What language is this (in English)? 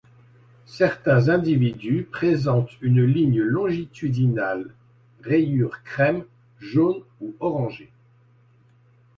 French